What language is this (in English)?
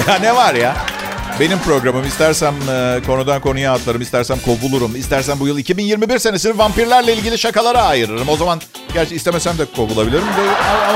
Turkish